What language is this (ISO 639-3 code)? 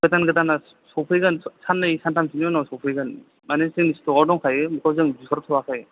brx